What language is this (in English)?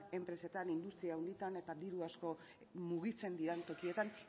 Basque